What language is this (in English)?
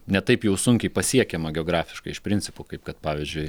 Lithuanian